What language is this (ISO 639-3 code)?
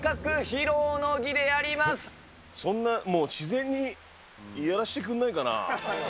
jpn